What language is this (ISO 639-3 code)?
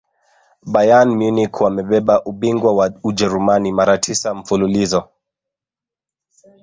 swa